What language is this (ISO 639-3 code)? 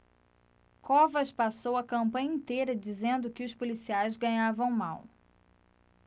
por